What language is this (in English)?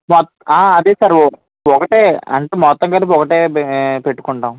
Telugu